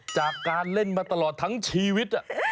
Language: Thai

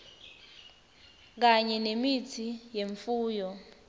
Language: Swati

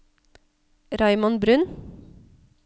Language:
Norwegian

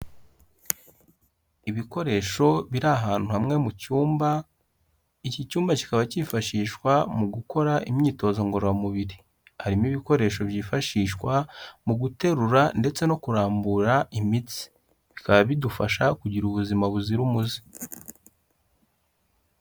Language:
Kinyarwanda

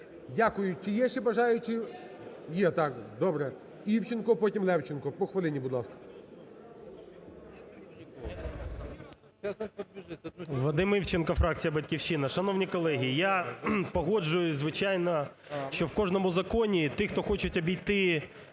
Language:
Ukrainian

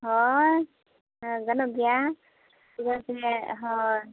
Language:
Santali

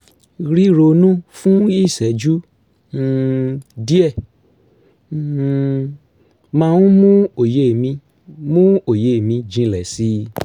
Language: Yoruba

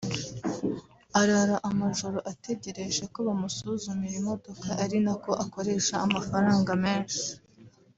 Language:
Kinyarwanda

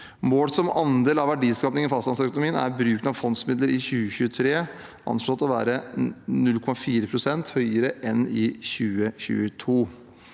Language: Norwegian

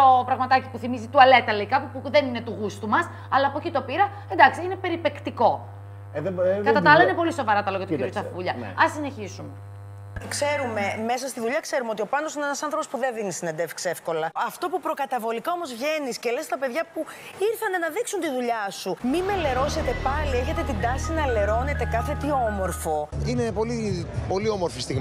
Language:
Greek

